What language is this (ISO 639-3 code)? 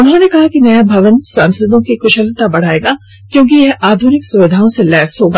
hin